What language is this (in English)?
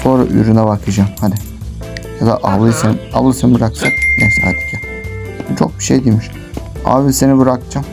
Turkish